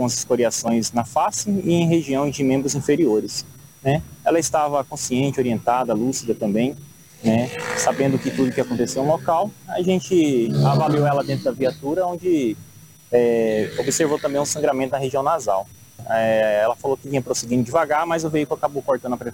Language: Portuguese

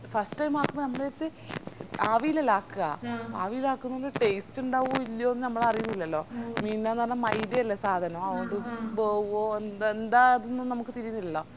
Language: Malayalam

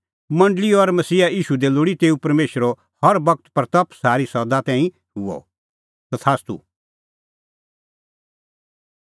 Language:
Kullu Pahari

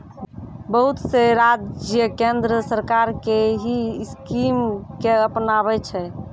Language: Maithili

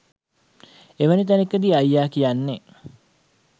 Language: Sinhala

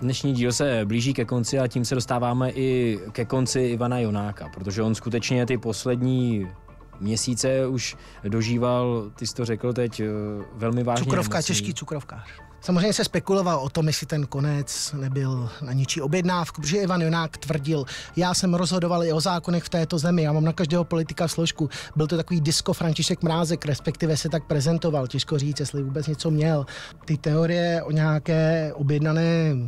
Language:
Czech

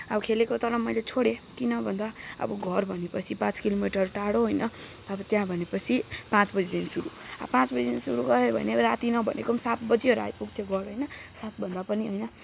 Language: Nepali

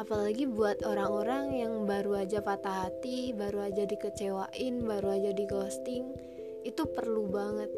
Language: Indonesian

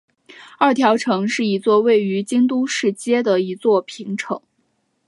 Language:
Chinese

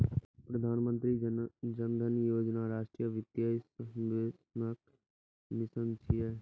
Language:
Maithili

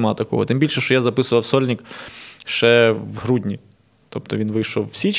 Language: Ukrainian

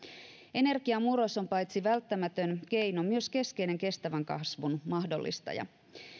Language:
Finnish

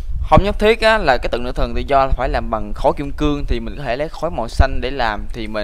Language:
Vietnamese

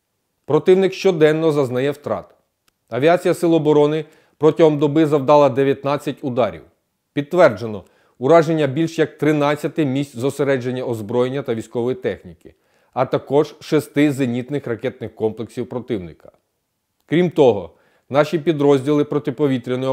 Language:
Ukrainian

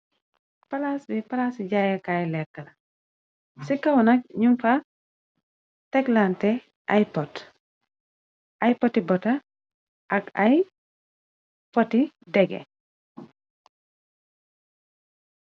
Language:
Wolof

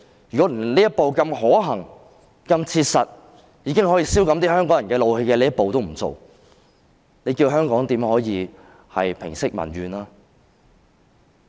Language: Cantonese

